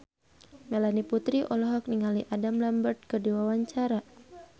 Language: Sundanese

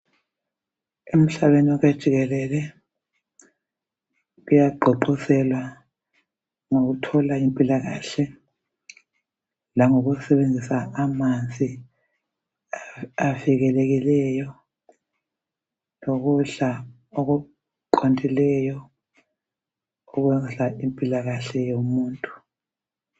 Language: North Ndebele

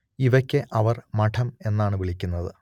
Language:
Malayalam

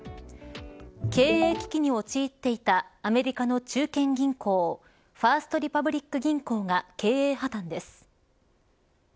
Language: Japanese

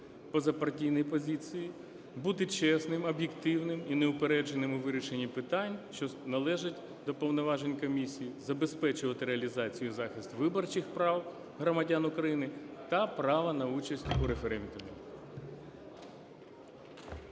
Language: Ukrainian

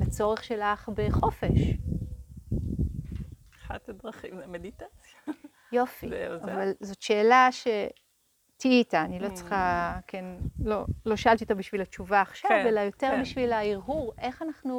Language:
Hebrew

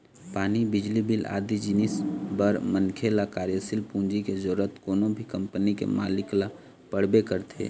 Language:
Chhattisgarhi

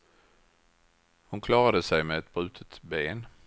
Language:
Swedish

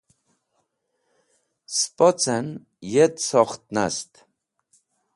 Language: Wakhi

